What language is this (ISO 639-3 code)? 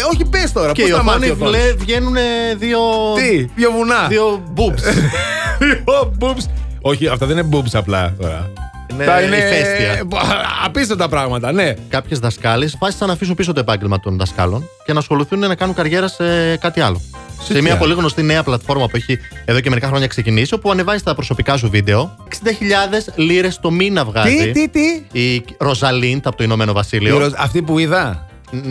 ell